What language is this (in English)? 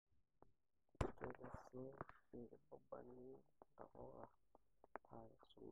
Masai